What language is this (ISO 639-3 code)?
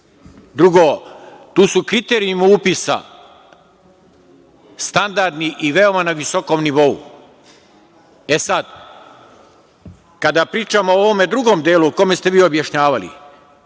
srp